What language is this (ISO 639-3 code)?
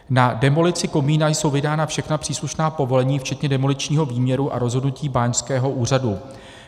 ces